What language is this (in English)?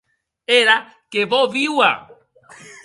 Occitan